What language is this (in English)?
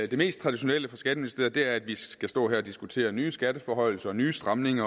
Danish